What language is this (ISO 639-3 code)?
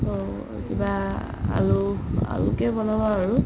asm